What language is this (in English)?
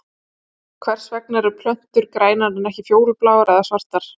Icelandic